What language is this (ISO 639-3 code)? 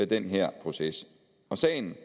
dan